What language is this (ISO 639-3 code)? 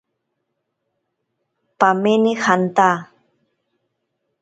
prq